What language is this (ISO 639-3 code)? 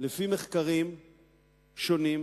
heb